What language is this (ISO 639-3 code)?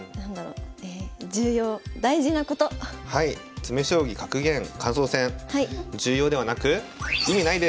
jpn